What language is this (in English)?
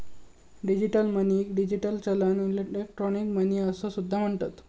Marathi